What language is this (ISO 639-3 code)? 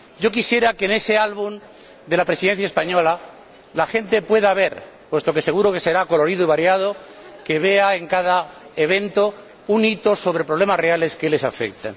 spa